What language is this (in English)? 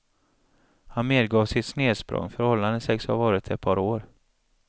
Swedish